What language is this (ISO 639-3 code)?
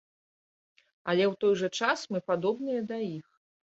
bel